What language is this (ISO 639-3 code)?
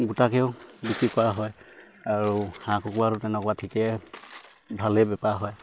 asm